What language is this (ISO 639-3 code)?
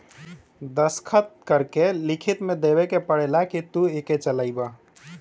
bho